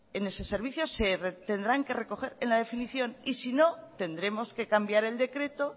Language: Spanish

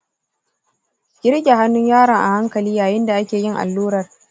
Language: Hausa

